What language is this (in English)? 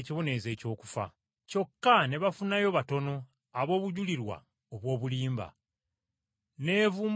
Ganda